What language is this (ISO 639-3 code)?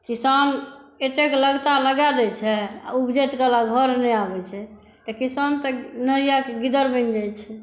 mai